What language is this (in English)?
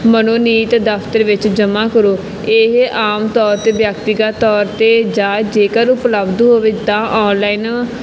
Punjabi